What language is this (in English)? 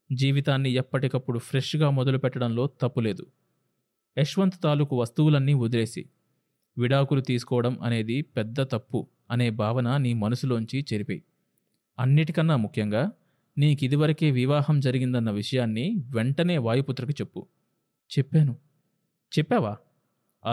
Telugu